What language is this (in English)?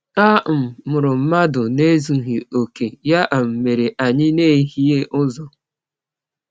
Igbo